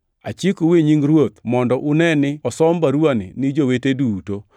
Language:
Luo (Kenya and Tanzania)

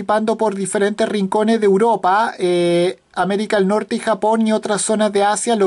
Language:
Spanish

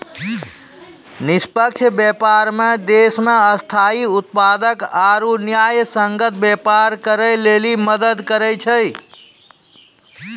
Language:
Maithili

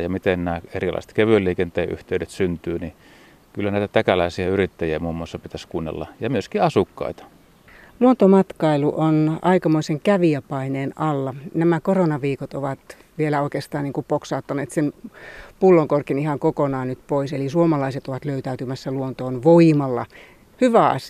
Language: Finnish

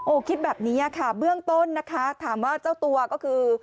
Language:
Thai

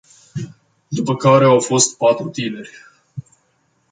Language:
Romanian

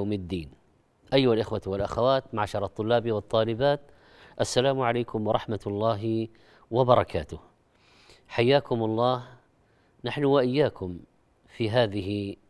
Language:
Arabic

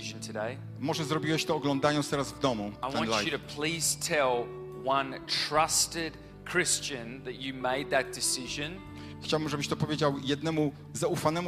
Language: Polish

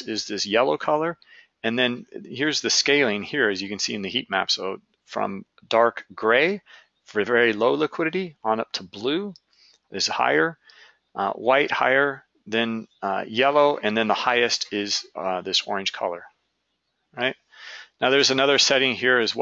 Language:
English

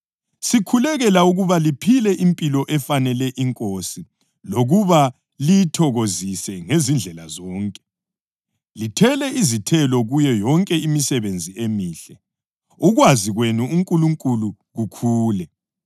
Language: North Ndebele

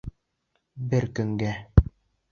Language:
Bashkir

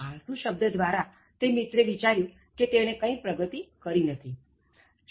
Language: Gujarati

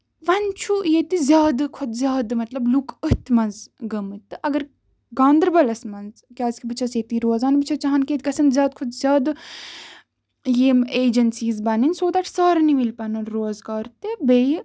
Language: Kashmiri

